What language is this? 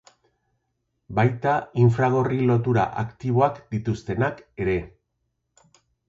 Basque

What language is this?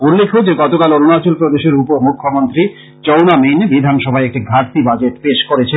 Bangla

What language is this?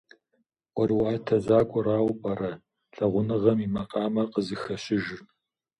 Kabardian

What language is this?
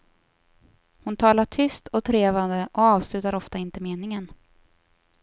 Swedish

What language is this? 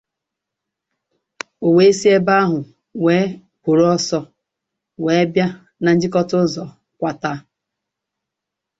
Igbo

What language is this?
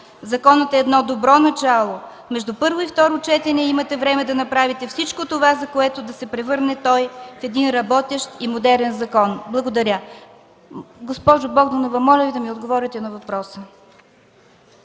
Bulgarian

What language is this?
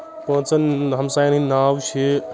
Kashmiri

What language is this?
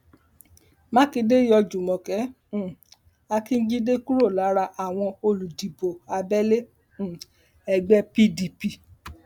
Yoruba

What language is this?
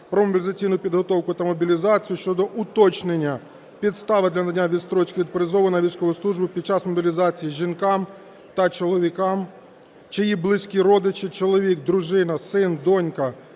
Ukrainian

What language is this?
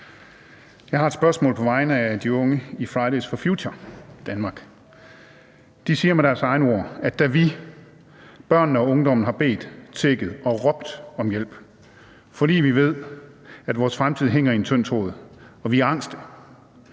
Danish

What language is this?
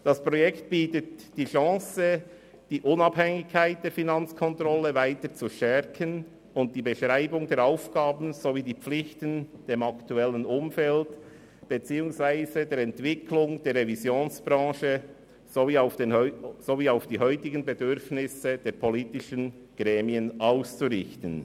Swiss German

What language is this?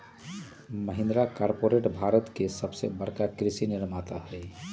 Magahi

